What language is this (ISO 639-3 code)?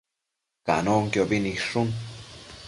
mcf